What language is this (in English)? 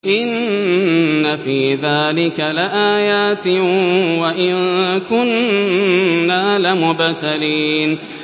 Arabic